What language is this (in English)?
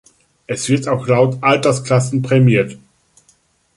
German